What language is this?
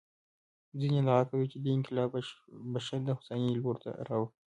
Pashto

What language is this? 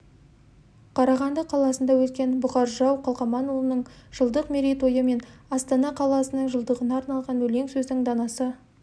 Kazakh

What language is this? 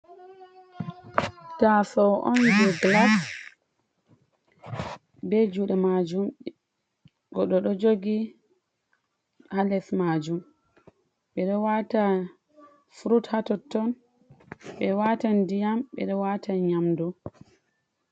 Fula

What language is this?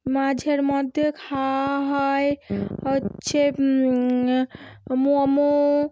Bangla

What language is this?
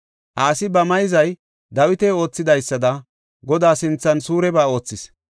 Gofa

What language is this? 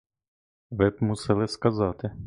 Ukrainian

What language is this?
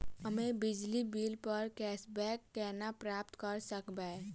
Maithili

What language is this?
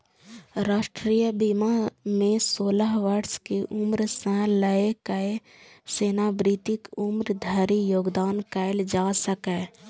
Maithili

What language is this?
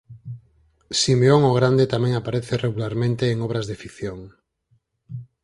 Galician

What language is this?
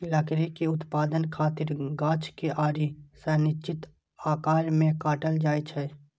Maithili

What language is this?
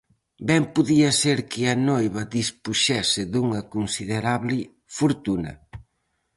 Galician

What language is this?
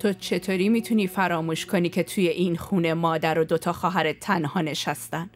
Persian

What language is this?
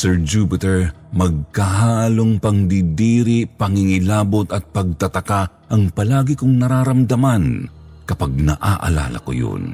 Filipino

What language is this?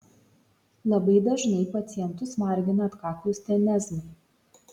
Lithuanian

